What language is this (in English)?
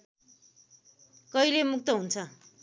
Nepali